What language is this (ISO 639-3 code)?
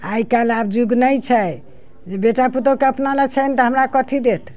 mai